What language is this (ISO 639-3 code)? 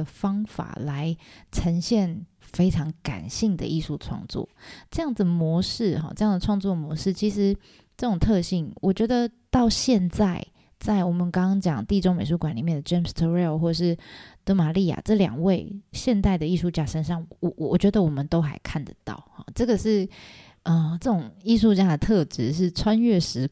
zho